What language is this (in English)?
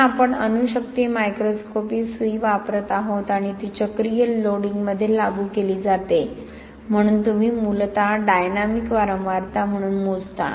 Marathi